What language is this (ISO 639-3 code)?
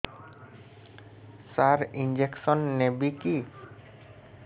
ori